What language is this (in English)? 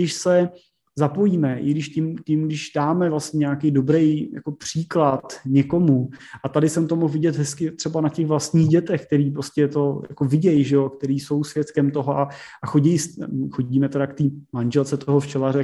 Czech